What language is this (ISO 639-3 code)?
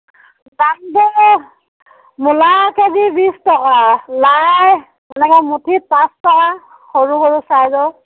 asm